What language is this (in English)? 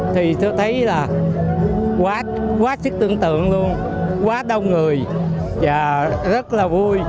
Vietnamese